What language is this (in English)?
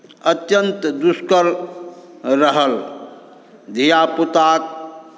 Maithili